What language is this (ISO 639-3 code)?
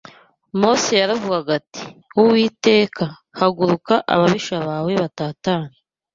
kin